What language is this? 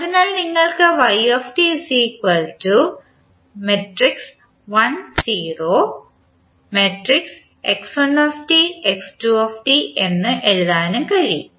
Malayalam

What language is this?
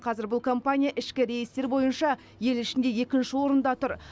Kazakh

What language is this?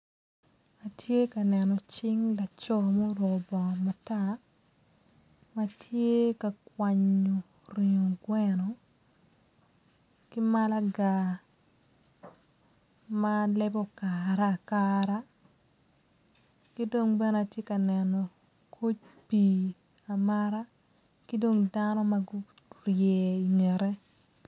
Acoli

